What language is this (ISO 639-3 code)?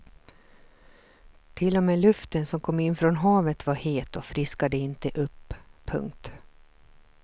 swe